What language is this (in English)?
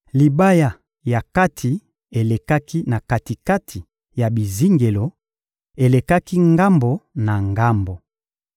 Lingala